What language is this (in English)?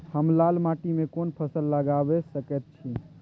Maithili